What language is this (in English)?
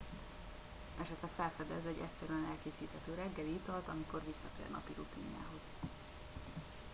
Hungarian